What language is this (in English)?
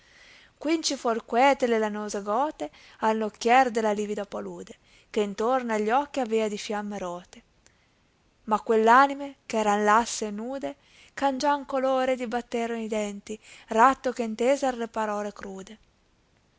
Italian